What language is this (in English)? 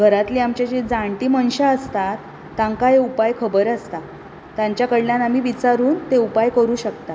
Konkani